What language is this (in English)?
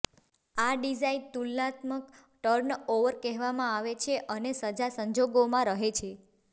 Gujarati